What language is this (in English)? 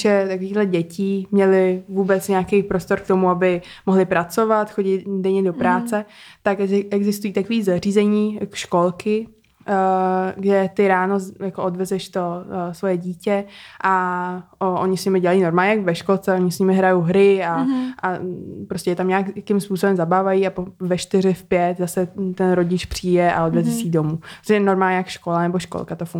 Czech